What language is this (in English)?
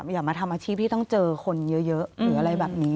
Thai